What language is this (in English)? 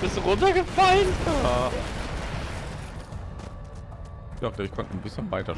German